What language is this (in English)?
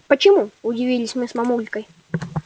Russian